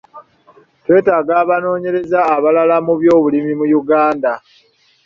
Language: Ganda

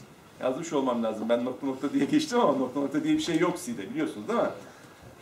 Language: Turkish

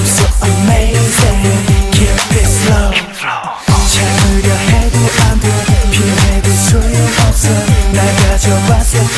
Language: Vietnamese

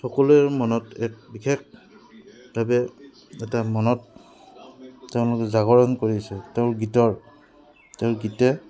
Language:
Assamese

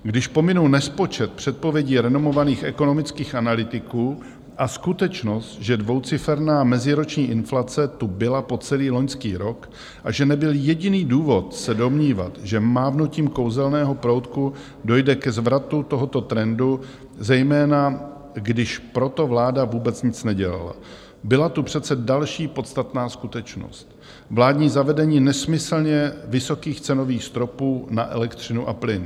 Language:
Czech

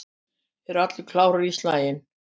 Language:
Icelandic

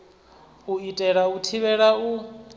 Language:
Venda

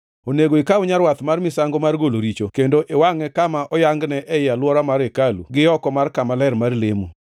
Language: Luo (Kenya and Tanzania)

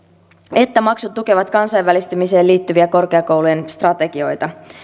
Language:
Finnish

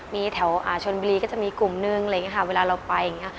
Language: Thai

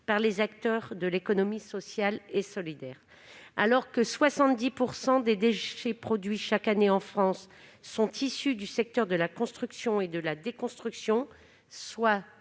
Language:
French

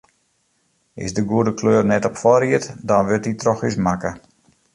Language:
Western Frisian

